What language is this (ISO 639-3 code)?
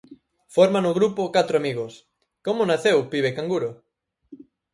glg